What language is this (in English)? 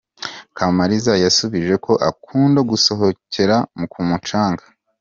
Kinyarwanda